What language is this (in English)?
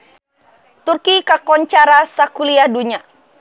Sundanese